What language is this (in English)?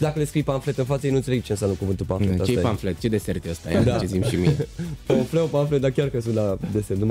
Romanian